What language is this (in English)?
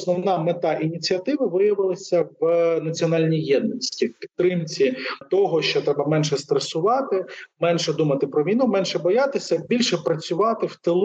Ukrainian